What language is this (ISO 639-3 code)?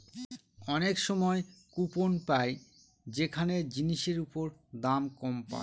ben